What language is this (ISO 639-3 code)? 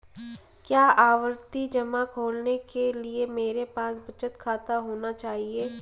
hin